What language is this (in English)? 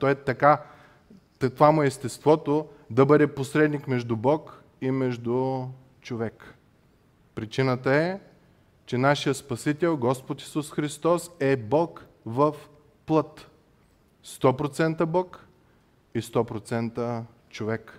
Bulgarian